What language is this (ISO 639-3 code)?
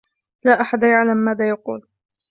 ara